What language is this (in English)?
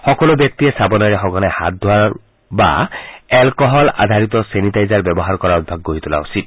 Assamese